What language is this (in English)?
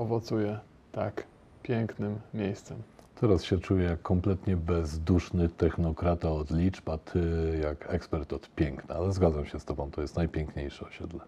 Polish